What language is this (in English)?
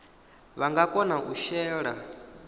Venda